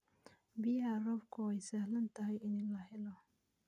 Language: Somali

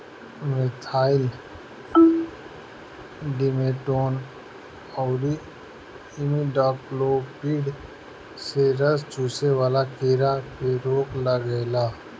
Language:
Bhojpuri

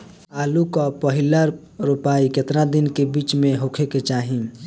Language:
Bhojpuri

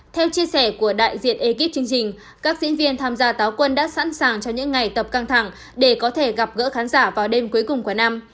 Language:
Vietnamese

